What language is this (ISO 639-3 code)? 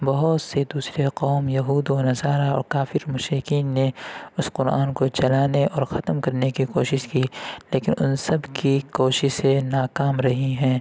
urd